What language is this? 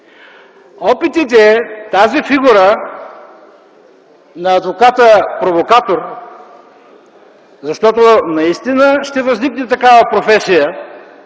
Bulgarian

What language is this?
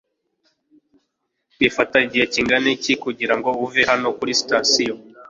Kinyarwanda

